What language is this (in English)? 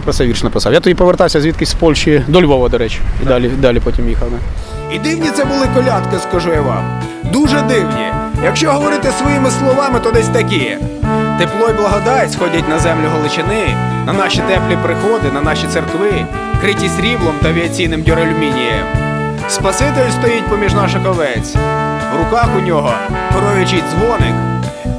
Ukrainian